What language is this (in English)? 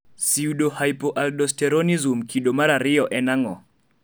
Luo (Kenya and Tanzania)